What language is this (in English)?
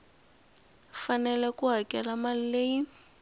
Tsonga